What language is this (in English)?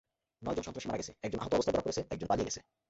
Bangla